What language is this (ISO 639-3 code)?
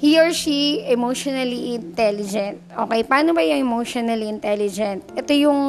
fil